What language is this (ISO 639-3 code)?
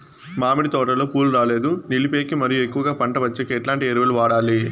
tel